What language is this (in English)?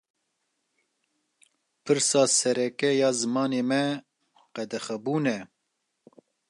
Kurdish